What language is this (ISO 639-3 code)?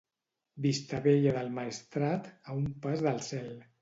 cat